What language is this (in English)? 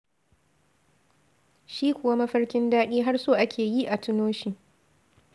Hausa